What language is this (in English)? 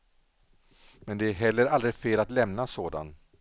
Swedish